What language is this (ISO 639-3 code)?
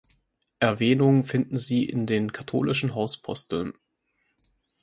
deu